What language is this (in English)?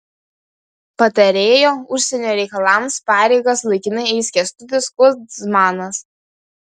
Lithuanian